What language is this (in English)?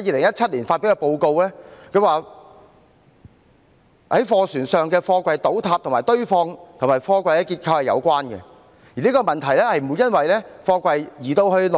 Cantonese